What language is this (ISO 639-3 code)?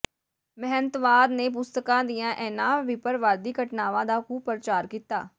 pan